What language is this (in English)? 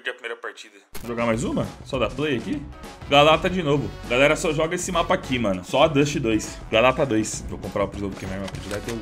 Portuguese